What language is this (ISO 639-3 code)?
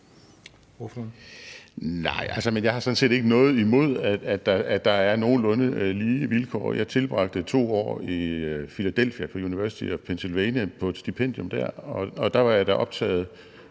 dan